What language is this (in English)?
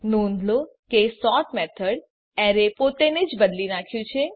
Gujarati